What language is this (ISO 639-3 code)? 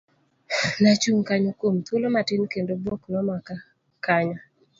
luo